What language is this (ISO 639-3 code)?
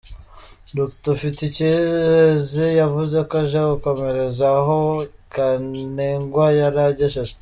kin